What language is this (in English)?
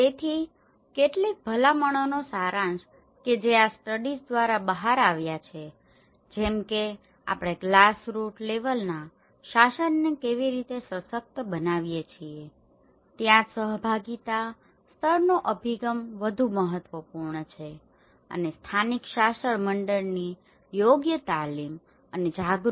Gujarati